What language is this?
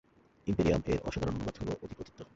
Bangla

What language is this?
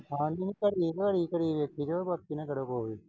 Punjabi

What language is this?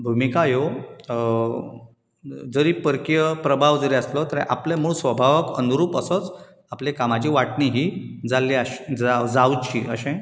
Konkani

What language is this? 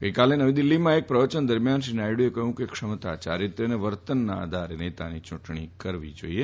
Gujarati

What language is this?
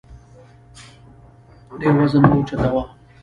Pashto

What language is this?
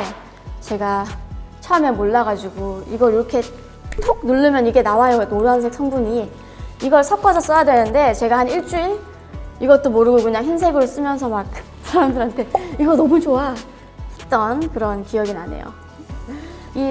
Korean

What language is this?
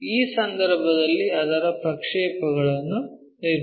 Kannada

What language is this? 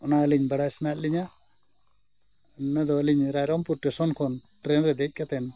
Santali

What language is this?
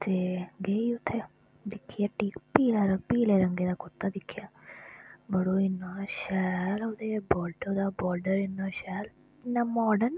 Dogri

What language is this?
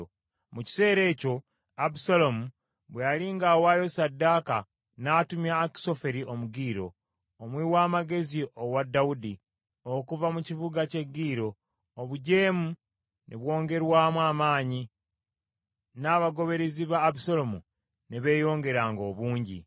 Ganda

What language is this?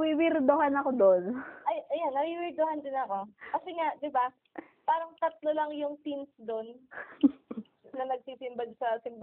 Filipino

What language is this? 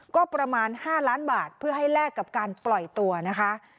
Thai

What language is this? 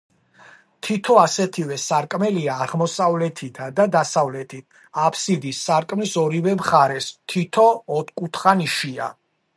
Georgian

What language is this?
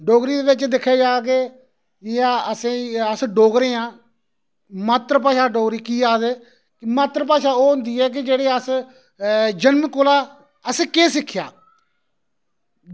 Dogri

